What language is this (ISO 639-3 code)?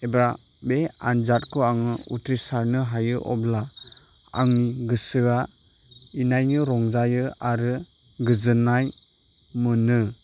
brx